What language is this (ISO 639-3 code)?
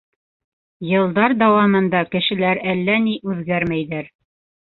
bak